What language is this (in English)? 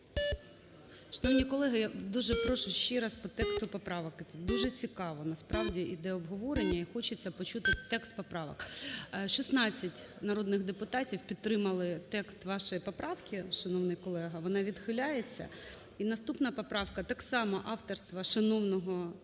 Ukrainian